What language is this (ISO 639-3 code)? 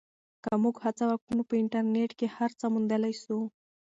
pus